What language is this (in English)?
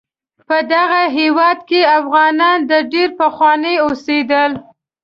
Pashto